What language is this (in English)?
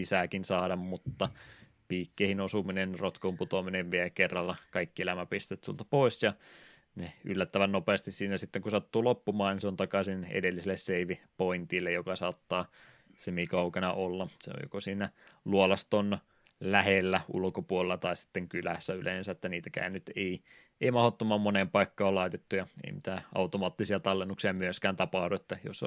Finnish